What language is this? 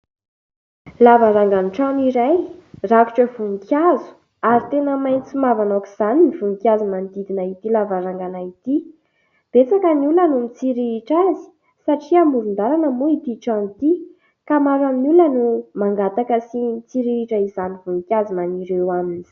Malagasy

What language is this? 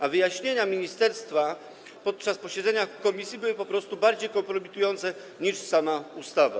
Polish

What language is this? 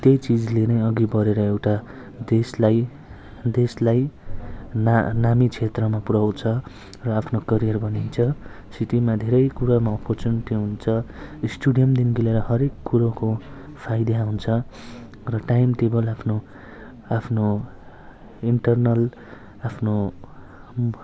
Nepali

